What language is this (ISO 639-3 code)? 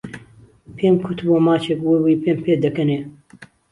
ckb